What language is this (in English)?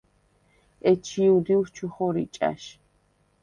Svan